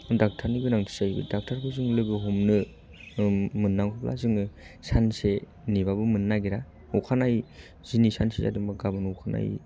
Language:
Bodo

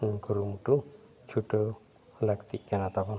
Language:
Santali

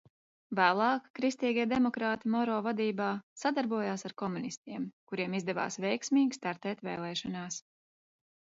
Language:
Latvian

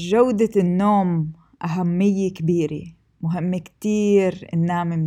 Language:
Arabic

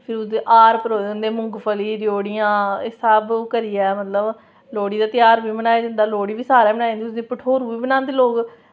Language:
Dogri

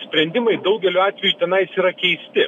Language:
Lithuanian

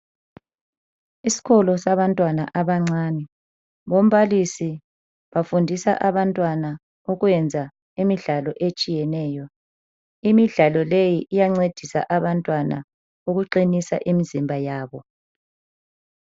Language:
North Ndebele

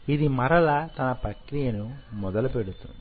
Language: Telugu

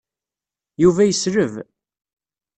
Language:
Kabyle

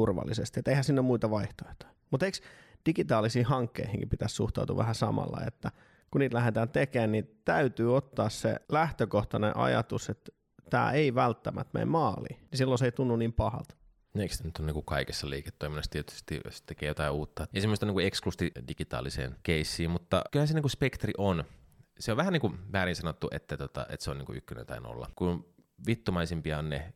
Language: Finnish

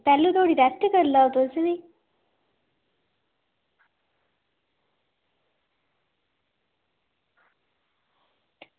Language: Dogri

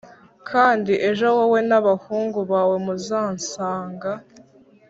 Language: Kinyarwanda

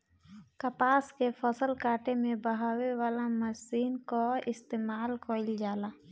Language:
Bhojpuri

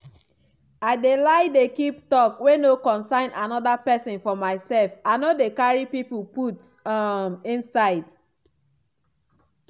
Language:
Nigerian Pidgin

